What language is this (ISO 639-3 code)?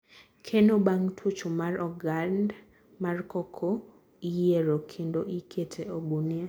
luo